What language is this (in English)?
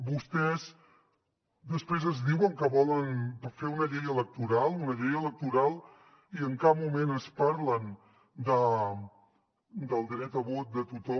Catalan